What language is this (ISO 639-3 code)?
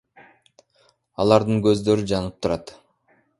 kir